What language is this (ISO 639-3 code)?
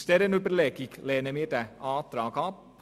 gsw